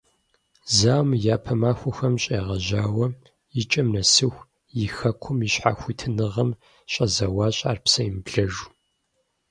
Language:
Kabardian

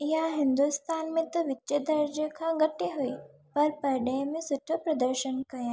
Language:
Sindhi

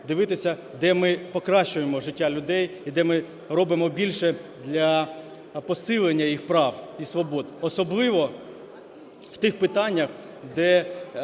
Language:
Ukrainian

